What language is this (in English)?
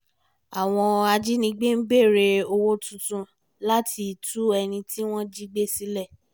Yoruba